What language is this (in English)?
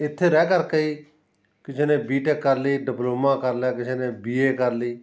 Punjabi